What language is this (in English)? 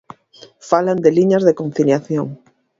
Galician